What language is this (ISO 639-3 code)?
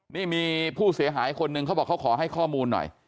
tha